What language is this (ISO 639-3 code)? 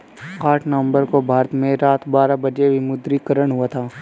hin